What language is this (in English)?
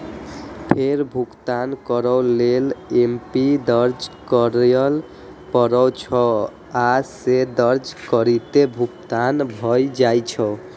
Maithili